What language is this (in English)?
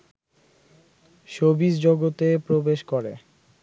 Bangla